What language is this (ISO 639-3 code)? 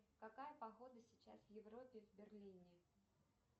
rus